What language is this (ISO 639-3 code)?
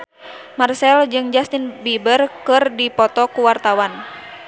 sun